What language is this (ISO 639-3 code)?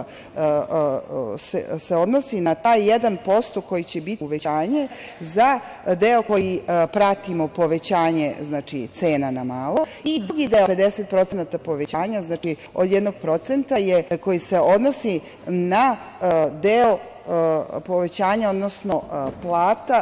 srp